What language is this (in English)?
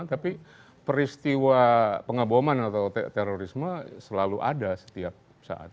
Indonesian